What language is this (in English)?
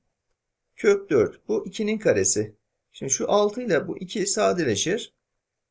Turkish